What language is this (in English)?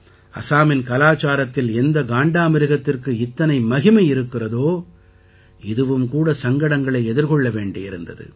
Tamil